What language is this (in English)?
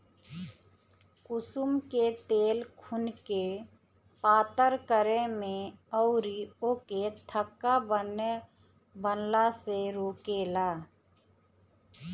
Bhojpuri